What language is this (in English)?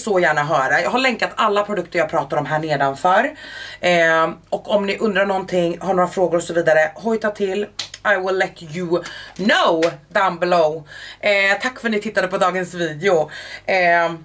Swedish